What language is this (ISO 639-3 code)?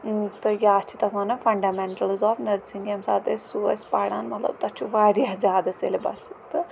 kas